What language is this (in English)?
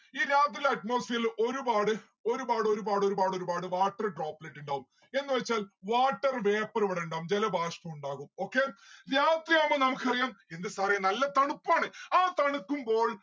Malayalam